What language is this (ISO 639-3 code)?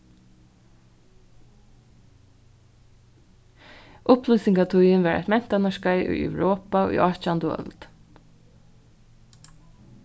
fao